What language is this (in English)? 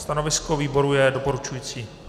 Czech